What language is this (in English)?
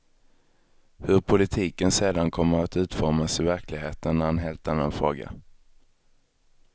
Swedish